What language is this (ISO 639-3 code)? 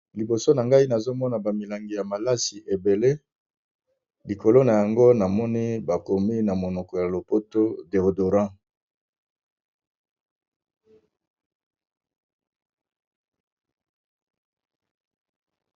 lin